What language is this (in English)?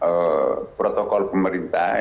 Indonesian